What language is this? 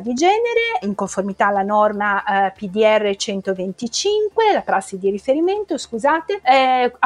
Italian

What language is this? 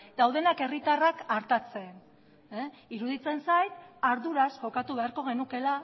Basque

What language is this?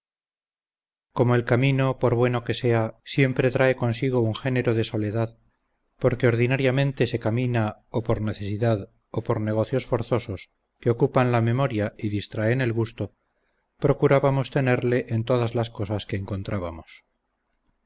Spanish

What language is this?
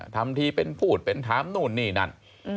Thai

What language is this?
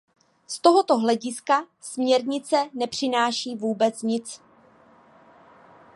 Czech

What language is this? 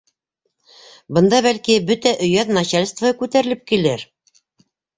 Bashkir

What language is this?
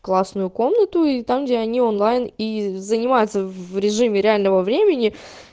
Russian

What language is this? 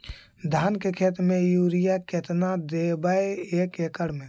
Magahi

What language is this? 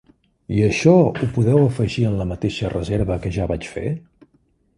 Catalan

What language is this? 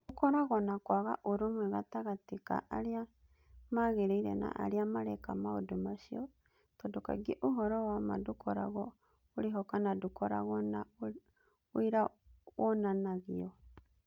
Kikuyu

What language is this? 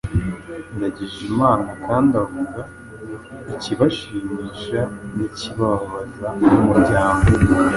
Kinyarwanda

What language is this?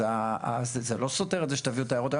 Hebrew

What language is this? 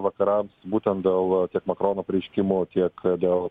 Lithuanian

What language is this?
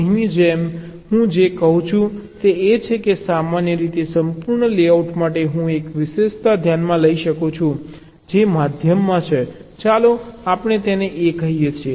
Gujarati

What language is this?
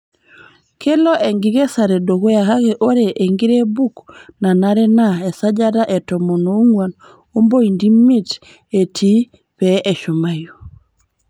Masai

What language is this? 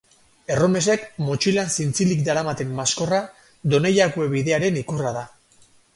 Basque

